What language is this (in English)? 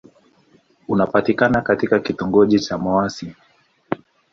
Swahili